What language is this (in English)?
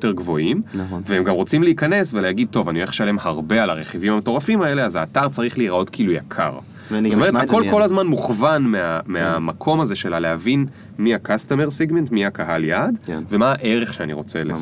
Hebrew